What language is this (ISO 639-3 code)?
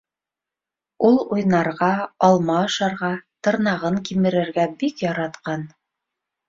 bak